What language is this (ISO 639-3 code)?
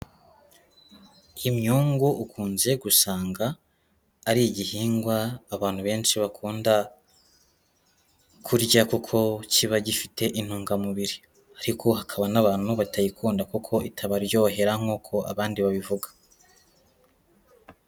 kin